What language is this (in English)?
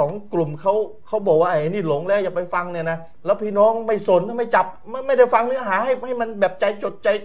Thai